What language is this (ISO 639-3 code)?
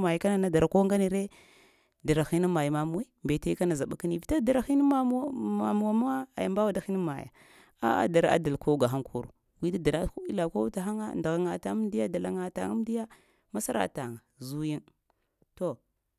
hia